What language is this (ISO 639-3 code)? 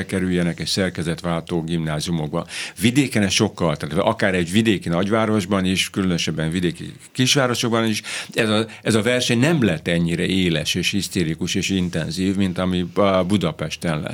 hun